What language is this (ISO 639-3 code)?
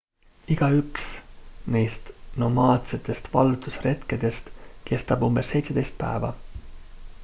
est